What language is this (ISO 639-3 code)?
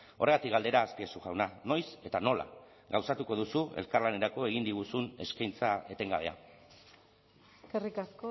eus